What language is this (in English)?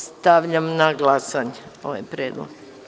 Serbian